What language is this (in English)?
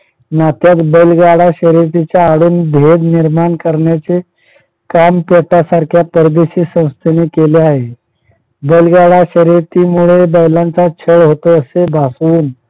Marathi